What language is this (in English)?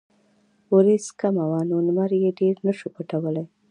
Pashto